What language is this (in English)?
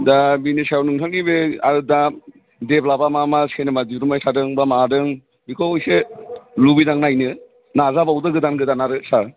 Bodo